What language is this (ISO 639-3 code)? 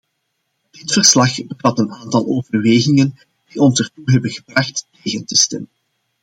nld